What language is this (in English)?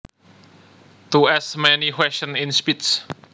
Javanese